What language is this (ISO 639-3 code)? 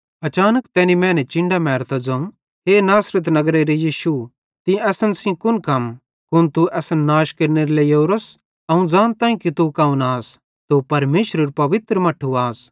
bhd